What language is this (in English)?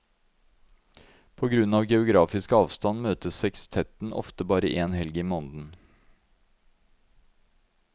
Norwegian